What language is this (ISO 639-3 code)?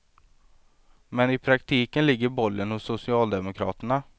swe